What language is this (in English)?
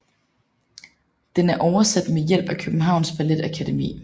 Danish